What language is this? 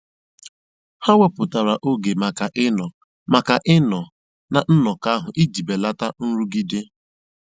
Igbo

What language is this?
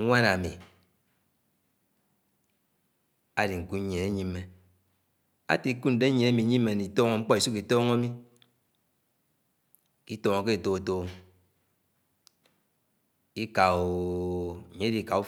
Anaang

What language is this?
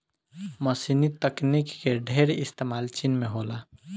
Bhojpuri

